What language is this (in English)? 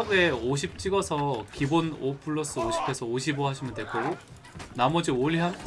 Korean